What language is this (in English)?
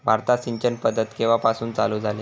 Marathi